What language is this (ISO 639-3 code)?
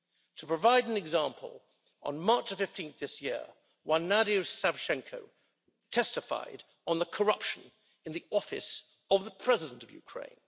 eng